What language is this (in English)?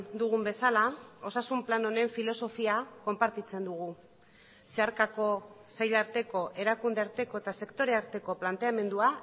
Basque